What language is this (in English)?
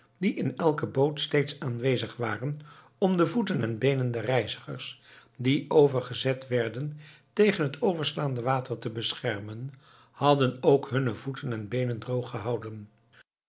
Dutch